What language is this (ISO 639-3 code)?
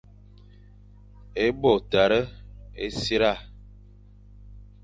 fan